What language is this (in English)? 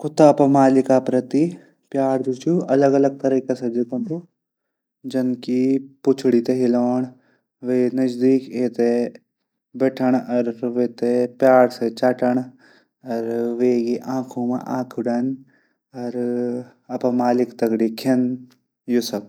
Garhwali